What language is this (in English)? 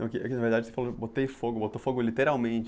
Portuguese